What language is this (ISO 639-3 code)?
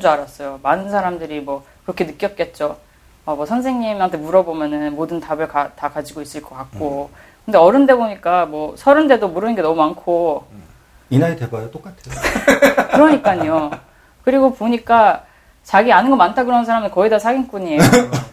kor